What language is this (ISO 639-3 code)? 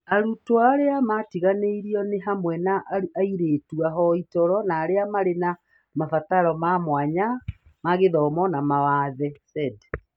kik